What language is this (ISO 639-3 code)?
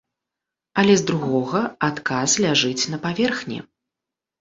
bel